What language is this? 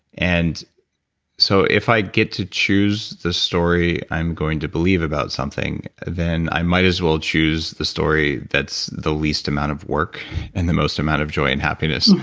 English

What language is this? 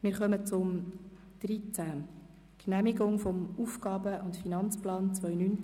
Swiss German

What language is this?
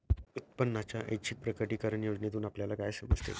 Marathi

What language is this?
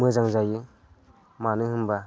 Bodo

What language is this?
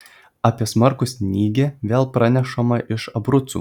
Lithuanian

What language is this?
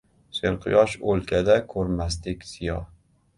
Uzbek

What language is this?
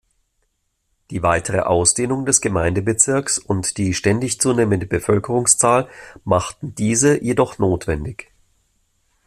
German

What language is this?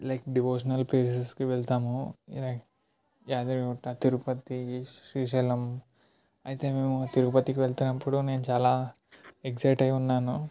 Telugu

